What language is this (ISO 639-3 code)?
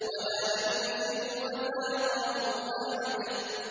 ara